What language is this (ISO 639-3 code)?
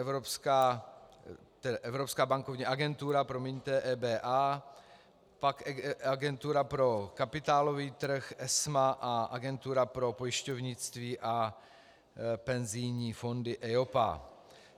ces